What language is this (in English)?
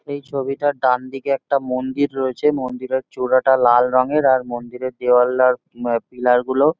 Bangla